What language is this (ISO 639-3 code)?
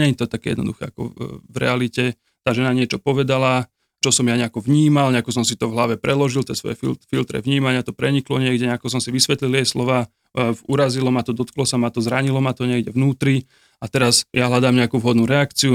slk